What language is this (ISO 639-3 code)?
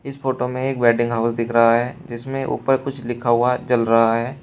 hin